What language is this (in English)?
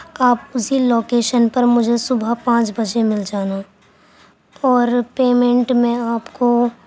Urdu